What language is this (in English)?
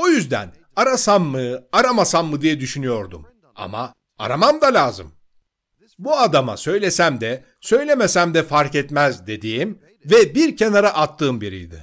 Turkish